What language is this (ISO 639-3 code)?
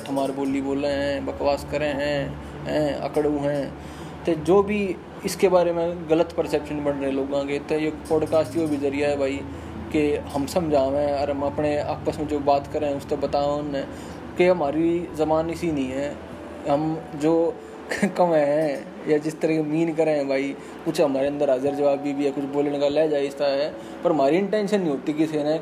hin